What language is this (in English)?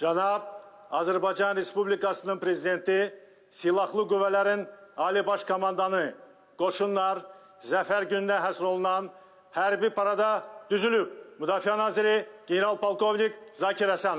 Turkish